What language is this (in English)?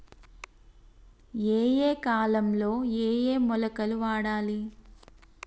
Telugu